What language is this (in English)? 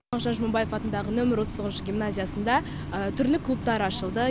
Kazakh